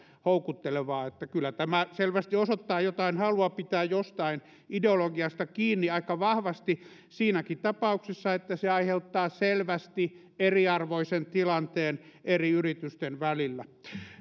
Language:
Finnish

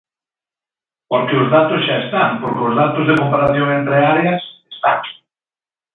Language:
Galician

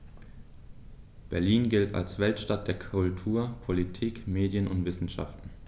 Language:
German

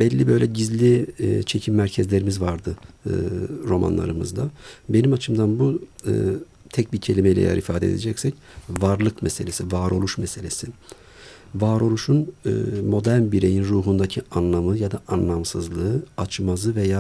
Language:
Turkish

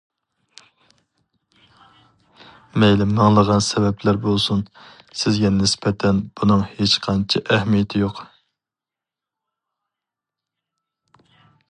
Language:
Uyghur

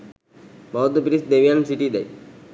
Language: Sinhala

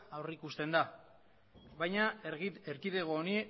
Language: Basque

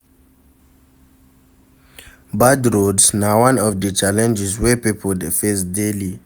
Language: Nigerian Pidgin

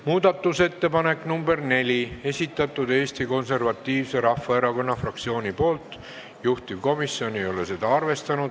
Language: Estonian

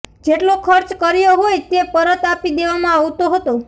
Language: Gujarati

